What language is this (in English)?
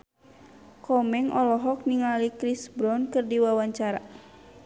Sundanese